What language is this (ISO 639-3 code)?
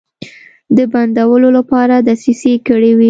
pus